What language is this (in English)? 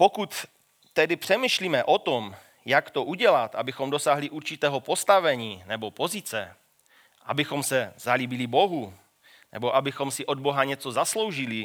Czech